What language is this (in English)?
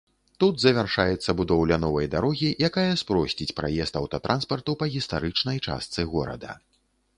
Belarusian